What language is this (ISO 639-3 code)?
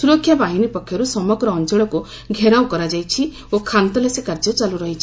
ori